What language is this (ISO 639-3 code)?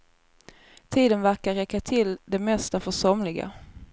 swe